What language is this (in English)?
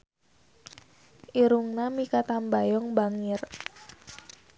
Sundanese